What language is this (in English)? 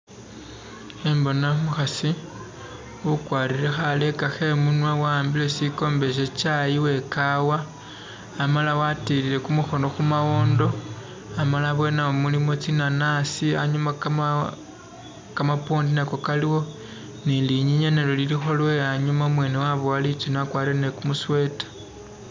Masaaba